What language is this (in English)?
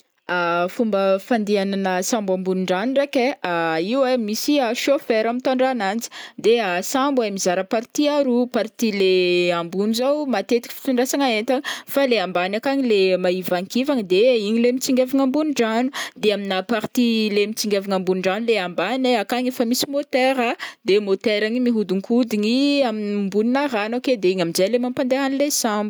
Northern Betsimisaraka Malagasy